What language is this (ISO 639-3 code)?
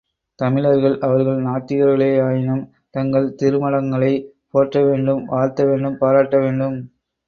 tam